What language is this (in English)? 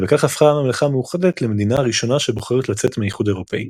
Hebrew